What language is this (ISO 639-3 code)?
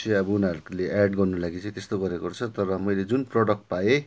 nep